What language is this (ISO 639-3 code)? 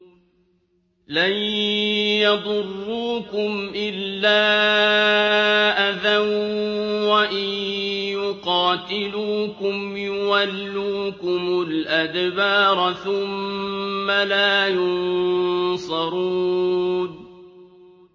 ara